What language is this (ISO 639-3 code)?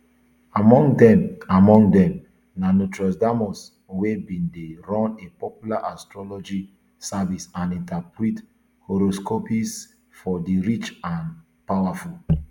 pcm